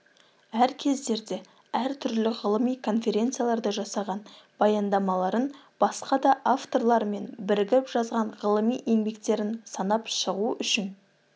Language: Kazakh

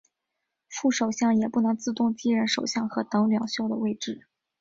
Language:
Chinese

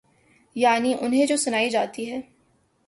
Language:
Urdu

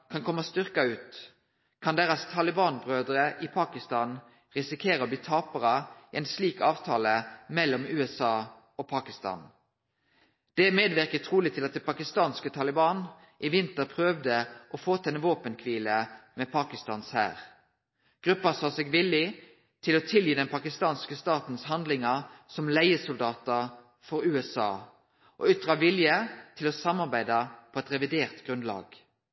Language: Norwegian Nynorsk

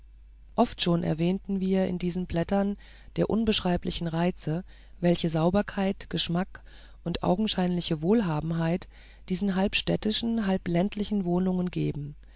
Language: German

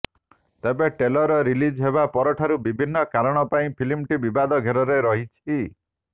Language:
Odia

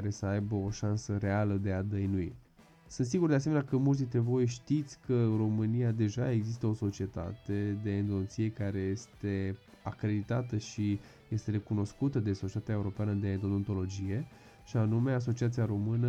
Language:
Romanian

